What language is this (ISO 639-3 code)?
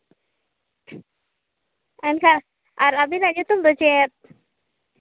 sat